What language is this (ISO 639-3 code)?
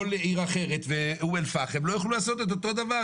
heb